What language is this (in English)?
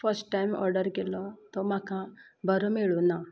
Konkani